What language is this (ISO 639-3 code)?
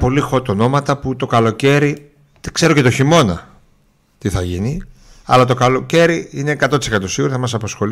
ell